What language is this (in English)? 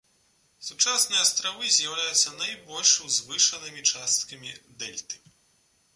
Belarusian